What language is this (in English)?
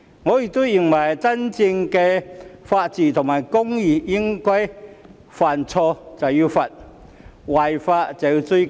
Cantonese